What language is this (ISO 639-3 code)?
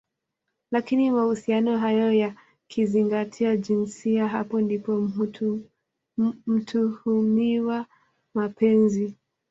swa